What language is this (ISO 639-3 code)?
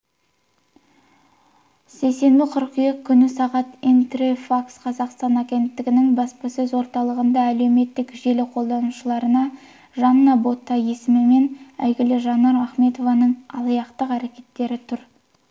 kaz